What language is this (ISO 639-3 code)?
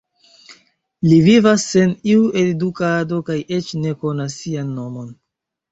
epo